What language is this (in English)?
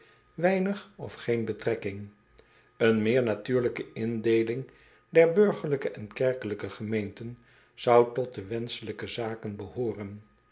Dutch